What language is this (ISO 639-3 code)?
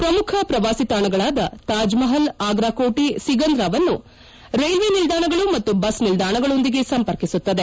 kan